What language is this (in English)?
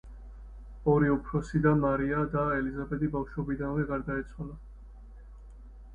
Georgian